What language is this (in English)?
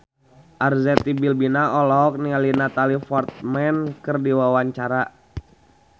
Sundanese